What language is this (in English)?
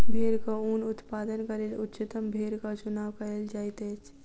Maithili